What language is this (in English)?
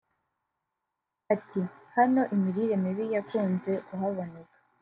Kinyarwanda